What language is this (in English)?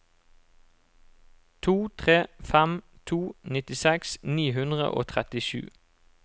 Norwegian